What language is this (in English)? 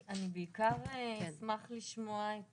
Hebrew